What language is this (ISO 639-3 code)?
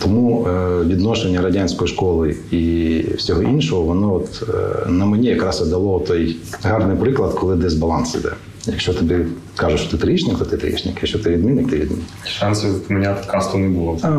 ukr